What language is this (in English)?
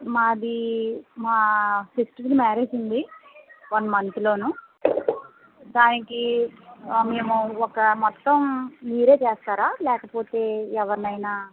Telugu